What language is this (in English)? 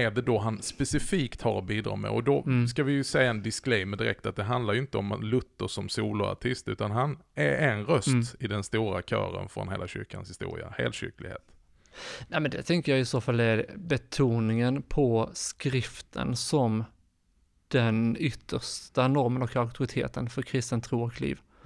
Swedish